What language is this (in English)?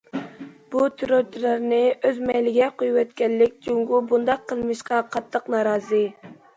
Uyghur